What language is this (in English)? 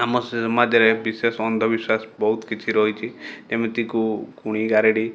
Odia